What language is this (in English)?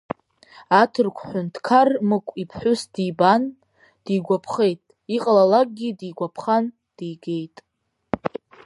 Abkhazian